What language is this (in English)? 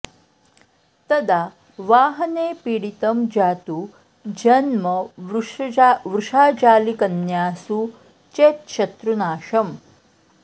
Sanskrit